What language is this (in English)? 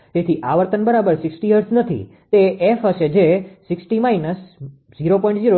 Gujarati